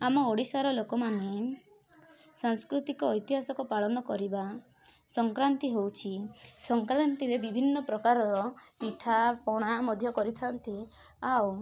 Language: Odia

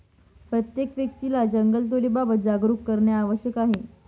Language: Marathi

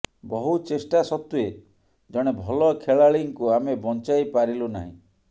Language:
Odia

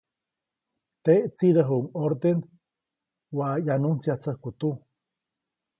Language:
Copainalá Zoque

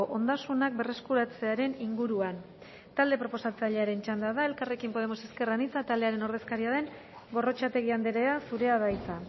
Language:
Basque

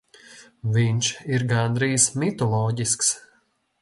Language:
Latvian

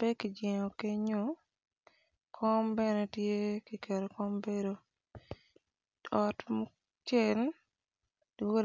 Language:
Acoli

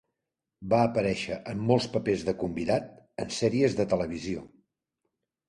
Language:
Catalan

